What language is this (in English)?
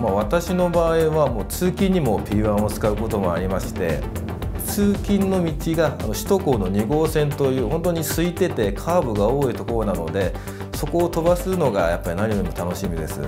Japanese